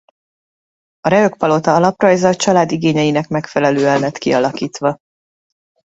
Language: Hungarian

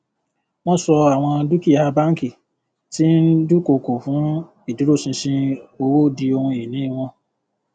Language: Yoruba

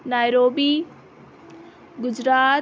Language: Urdu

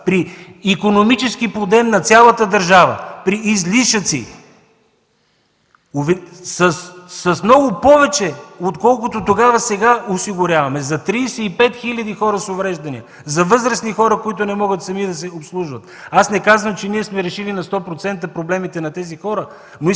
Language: Bulgarian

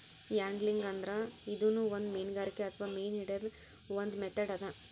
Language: Kannada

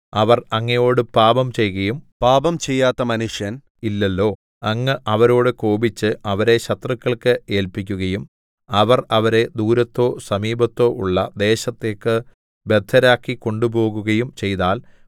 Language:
Malayalam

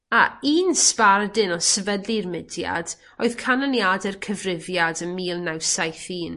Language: Welsh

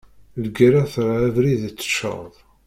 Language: Kabyle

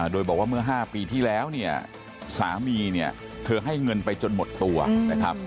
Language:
Thai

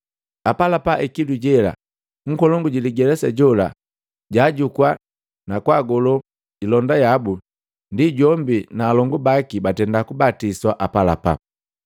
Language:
Matengo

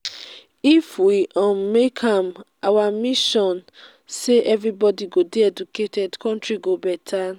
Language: Nigerian Pidgin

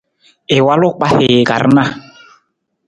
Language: Nawdm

